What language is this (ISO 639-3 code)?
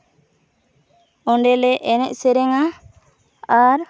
sat